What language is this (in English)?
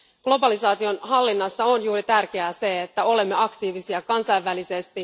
Finnish